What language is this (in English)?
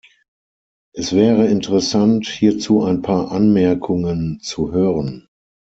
German